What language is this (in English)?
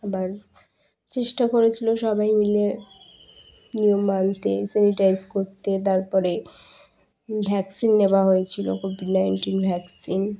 Bangla